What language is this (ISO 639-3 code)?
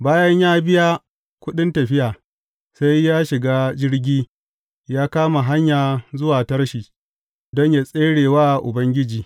hau